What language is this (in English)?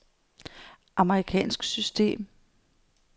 Danish